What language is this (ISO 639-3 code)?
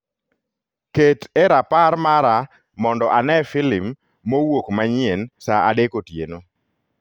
luo